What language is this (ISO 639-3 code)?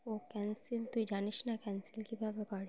ben